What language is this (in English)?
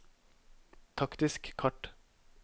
Norwegian